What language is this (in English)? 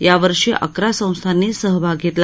Marathi